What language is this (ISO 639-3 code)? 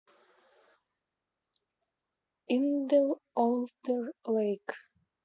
rus